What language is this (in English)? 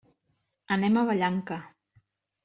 Catalan